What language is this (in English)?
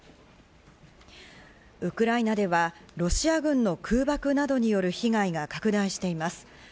Japanese